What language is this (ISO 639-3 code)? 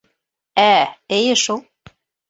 bak